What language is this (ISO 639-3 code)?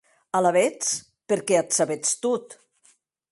oci